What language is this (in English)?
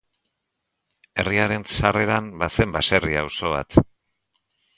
Basque